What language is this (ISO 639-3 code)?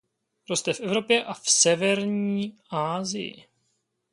ces